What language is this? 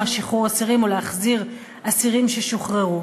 Hebrew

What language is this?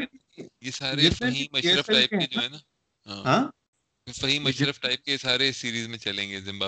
Urdu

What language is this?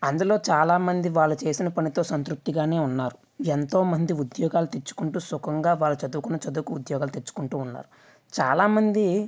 Telugu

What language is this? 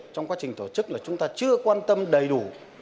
Vietnamese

